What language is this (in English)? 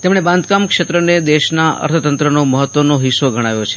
Gujarati